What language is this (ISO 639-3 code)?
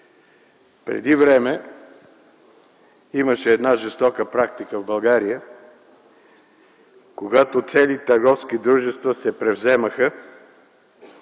bul